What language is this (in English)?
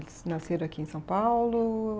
Portuguese